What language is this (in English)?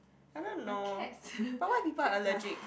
English